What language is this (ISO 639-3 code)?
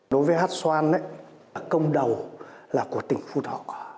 vie